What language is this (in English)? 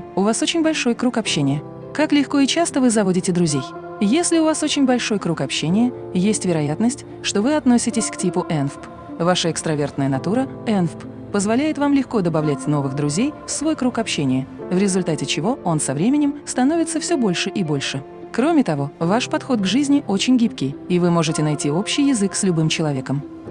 Russian